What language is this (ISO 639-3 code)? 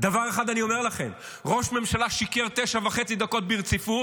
heb